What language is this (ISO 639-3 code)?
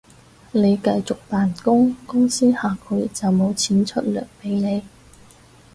yue